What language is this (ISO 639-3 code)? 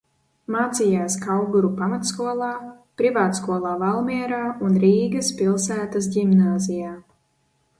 lav